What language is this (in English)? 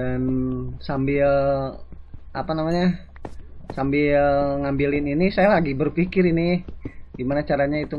Indonesian